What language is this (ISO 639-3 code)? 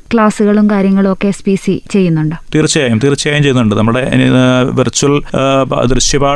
mal